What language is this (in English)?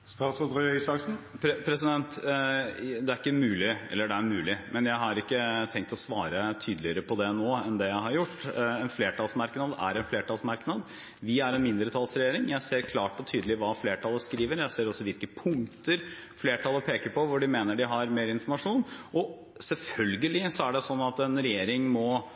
Norwegian Bokmål